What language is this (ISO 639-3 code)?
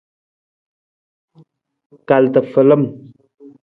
nmz